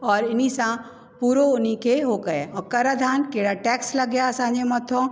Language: Sindhi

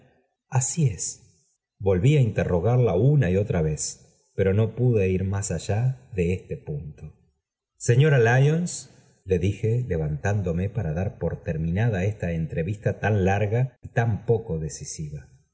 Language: Spanish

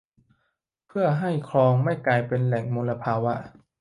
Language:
Thai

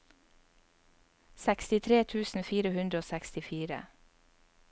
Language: Norwegian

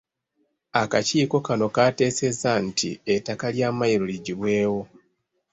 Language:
Ganda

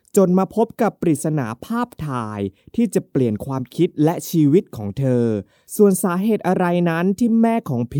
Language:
Thai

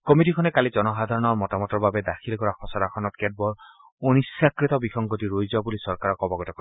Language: Assamese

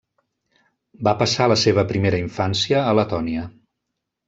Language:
Catalan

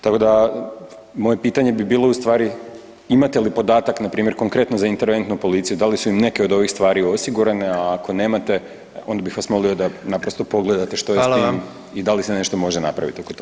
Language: Croatian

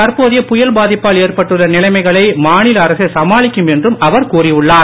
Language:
Tamil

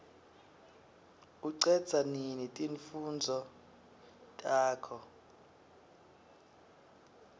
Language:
Swati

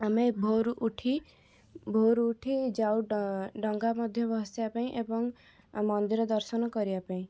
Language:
Odia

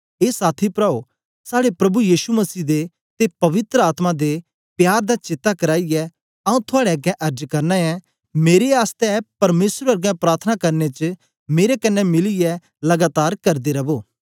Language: Dogri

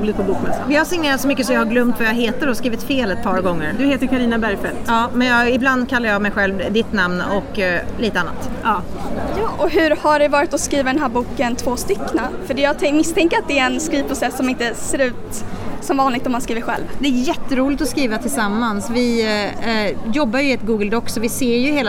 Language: Swedish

